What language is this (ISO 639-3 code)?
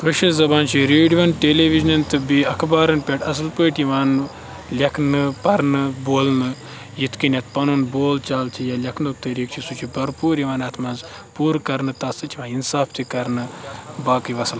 kas